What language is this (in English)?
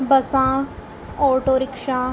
Punjabi